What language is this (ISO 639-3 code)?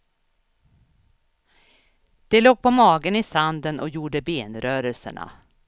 swe